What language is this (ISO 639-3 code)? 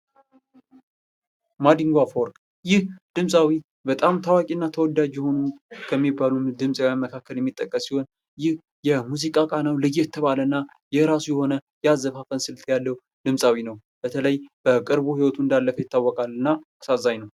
amh